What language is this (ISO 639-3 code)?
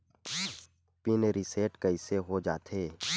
hne